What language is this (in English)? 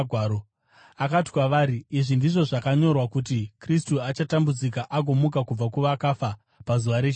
Shona